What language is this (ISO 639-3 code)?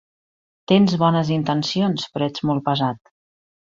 cat